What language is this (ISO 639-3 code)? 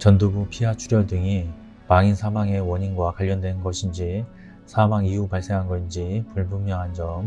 kor